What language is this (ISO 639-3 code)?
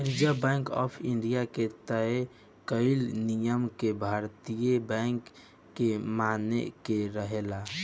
bho